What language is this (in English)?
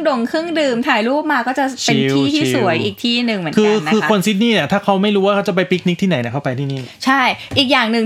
Thai